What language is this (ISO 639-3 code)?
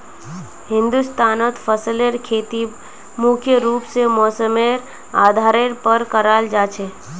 mag